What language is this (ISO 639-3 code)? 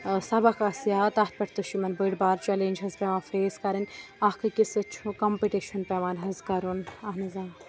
kas